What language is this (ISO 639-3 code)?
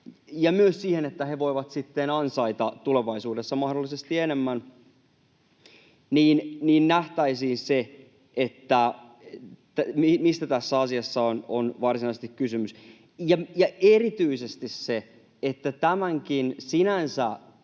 fin